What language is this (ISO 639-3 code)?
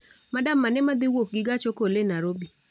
luo